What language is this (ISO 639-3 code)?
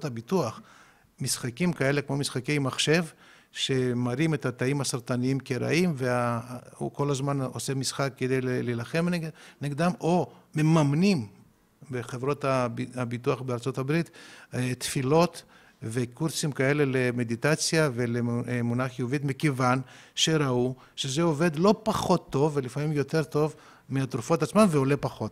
heb